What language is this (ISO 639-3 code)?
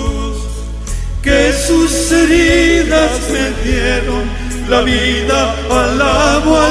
spa